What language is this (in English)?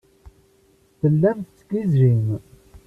Kabyle